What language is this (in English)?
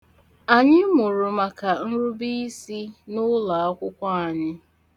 Igbo